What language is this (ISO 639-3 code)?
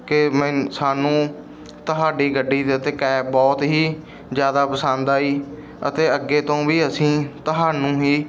pan